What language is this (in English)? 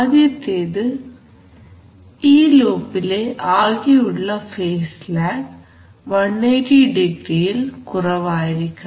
Malayalam